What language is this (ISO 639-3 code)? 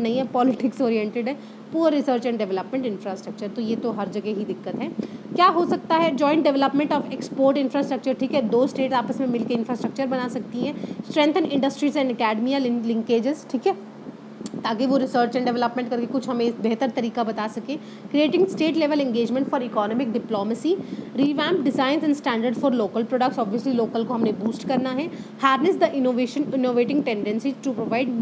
hin